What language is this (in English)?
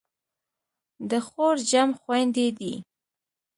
Pashto